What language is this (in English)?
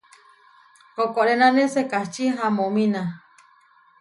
Huarijio